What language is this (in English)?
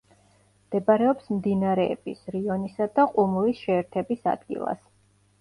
Georgian